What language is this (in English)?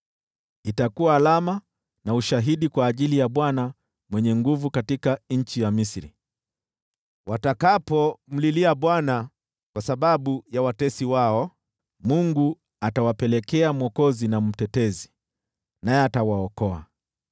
Swahili